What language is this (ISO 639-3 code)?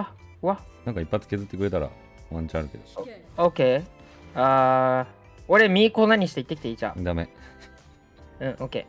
jpn